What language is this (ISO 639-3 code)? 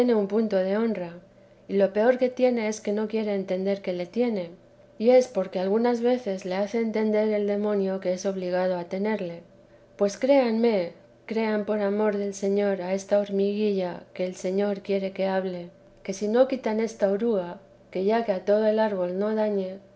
spa